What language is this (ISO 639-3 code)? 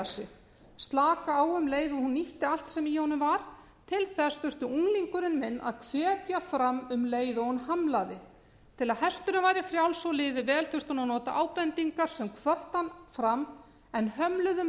isl